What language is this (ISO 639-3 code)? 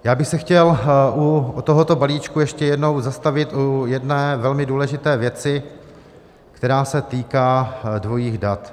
ces